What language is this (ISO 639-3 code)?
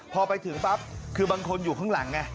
tha